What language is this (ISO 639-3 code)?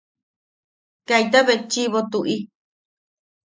yaq